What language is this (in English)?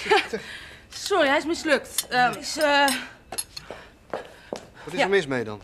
Dutch